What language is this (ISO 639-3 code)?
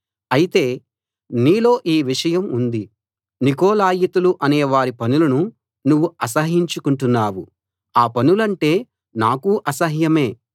tel